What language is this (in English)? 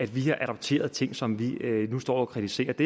Danish